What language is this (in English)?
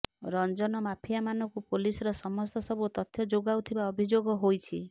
Odia